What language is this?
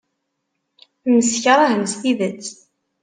Kabyle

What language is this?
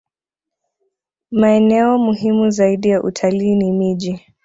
Swahili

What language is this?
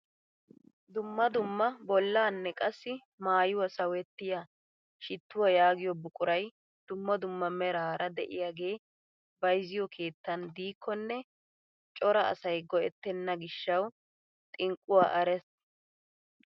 Wolaytta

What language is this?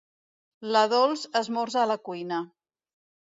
Catalan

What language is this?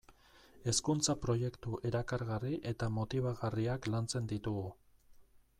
Basque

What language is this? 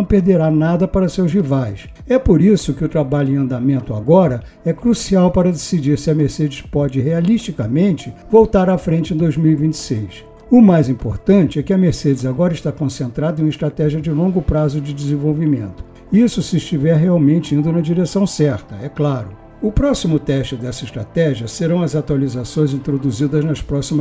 Portuguese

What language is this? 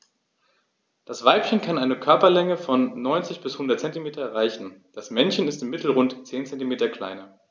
German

